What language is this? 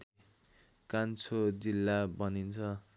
Nepali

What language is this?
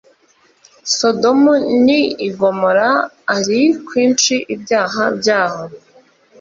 Kinyarwanda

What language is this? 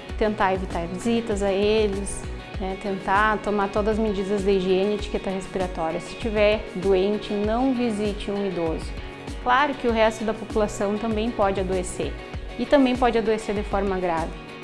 Portuguese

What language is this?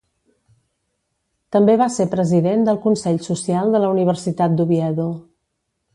Catalan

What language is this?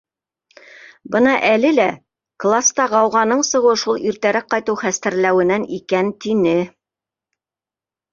Bashkir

